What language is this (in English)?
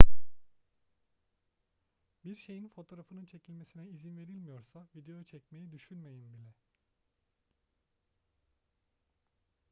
Turkish